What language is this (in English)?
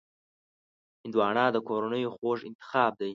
Pashto